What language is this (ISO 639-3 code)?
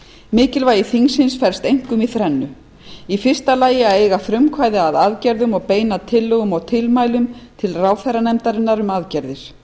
isl